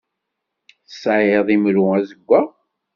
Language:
Kabyle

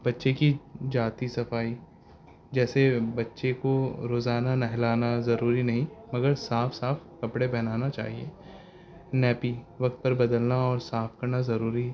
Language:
Urdu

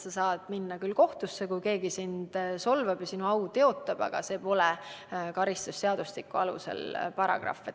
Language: Estonian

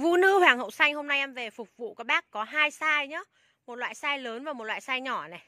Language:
Vietnamese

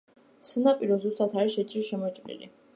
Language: Georgian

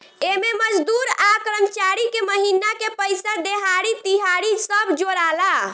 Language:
Bhojpuri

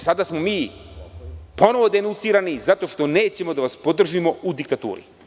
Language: Serbian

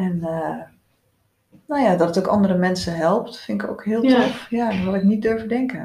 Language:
Dutch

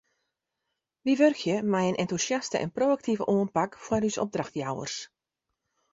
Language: Western Frisian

